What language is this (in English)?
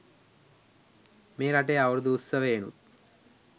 Sinhala